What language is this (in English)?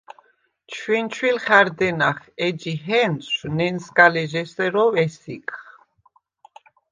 Svan